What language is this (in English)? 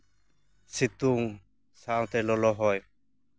Santali